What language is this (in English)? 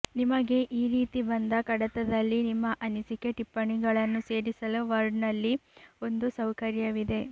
Kannada